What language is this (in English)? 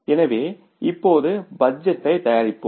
Tamil